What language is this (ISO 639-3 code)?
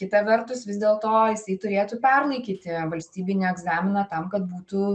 lit